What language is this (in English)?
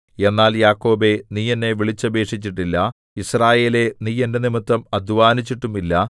Malayalam